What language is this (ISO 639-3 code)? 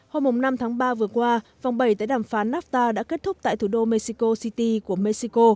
vie